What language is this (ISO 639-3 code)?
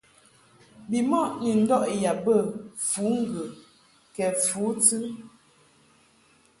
mhk